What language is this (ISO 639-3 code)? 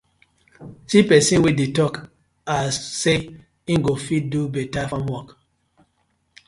pcm